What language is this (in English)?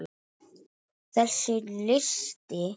Icelandic